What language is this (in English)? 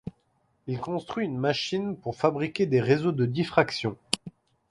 French